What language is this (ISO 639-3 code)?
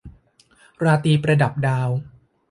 tha